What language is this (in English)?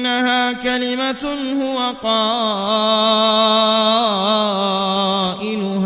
Arabic